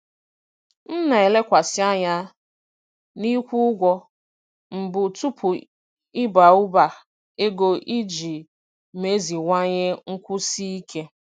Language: Igbo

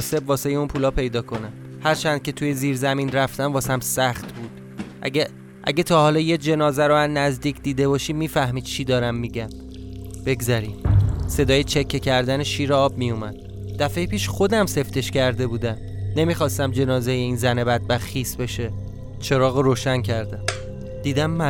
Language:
Persian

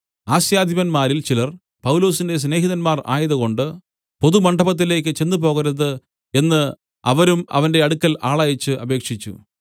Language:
Malayalam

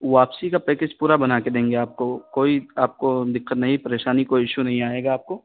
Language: Urdu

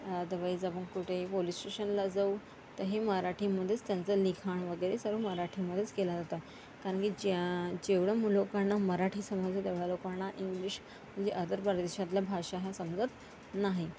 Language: Marathi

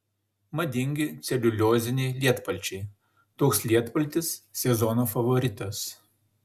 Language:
Lithuanian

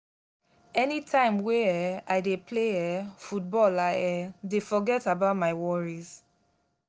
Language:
Nigerian Pidgin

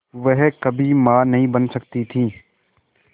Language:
Hindi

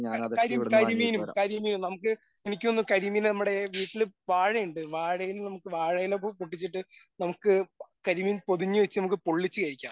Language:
Malayalam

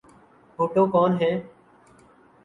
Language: Urdu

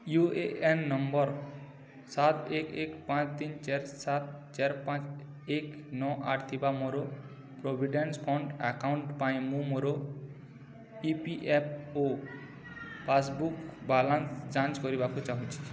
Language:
Odia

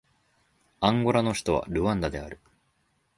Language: Japanese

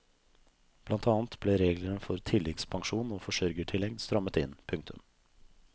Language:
Norwegian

